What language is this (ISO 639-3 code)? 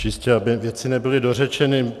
ces